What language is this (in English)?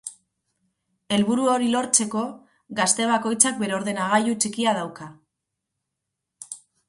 Basque